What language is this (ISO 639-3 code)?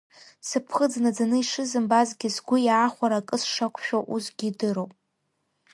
abk